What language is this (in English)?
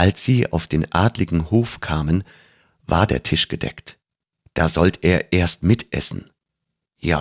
German